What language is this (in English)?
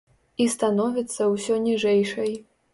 Belarusian